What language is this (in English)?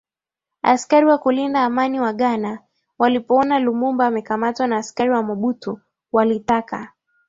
Swahili